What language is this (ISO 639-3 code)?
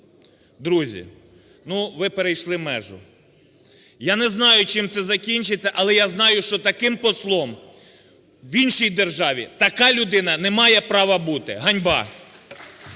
ukr